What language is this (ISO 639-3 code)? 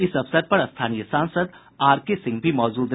hin